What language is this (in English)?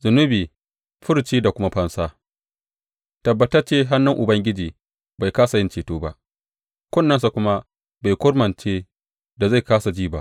Hausa